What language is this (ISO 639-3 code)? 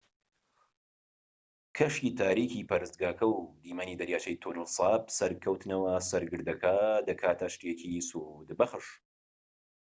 ckb